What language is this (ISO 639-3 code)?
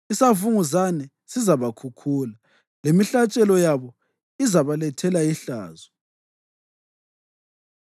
nde